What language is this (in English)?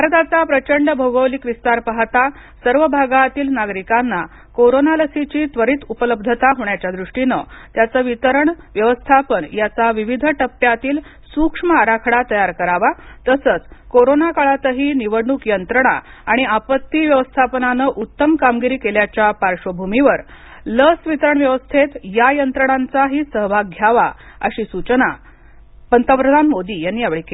Marathi